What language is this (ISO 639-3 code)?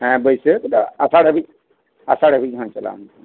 sat